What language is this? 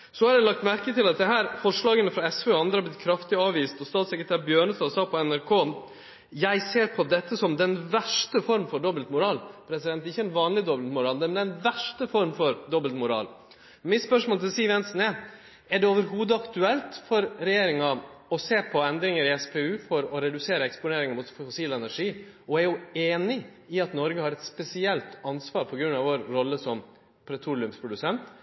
Norwegian Nynorsk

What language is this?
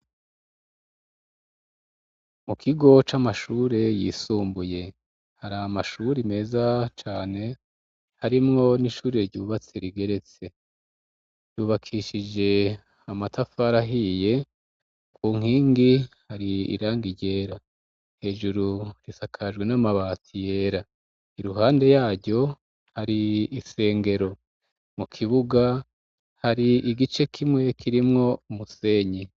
Rundi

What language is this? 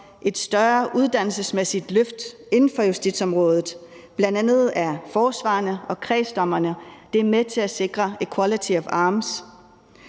Danish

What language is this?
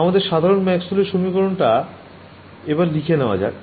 Bangla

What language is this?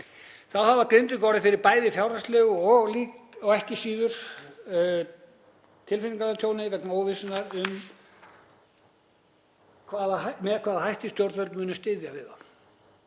Icelandic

